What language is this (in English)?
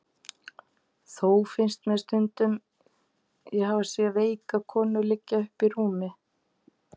Icelandic